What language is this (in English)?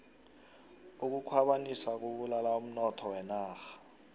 South Ndebele